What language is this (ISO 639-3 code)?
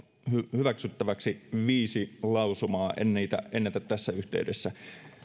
fin